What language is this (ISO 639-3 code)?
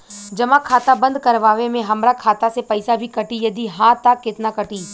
bho